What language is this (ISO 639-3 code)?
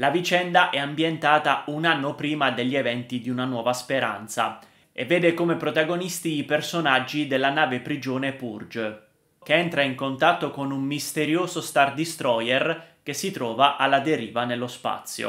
ita